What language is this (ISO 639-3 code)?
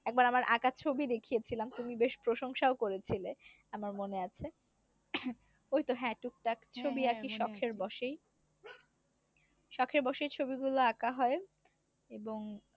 ben